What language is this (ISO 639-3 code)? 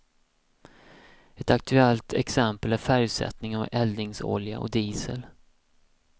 swe